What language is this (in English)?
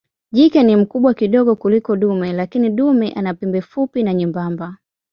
Swahili